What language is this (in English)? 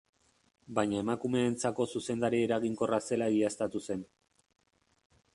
Basque